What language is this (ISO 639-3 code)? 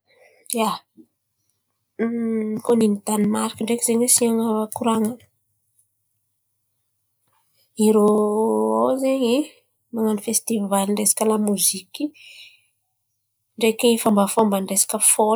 xmv